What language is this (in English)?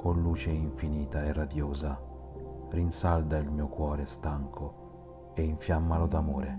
Italian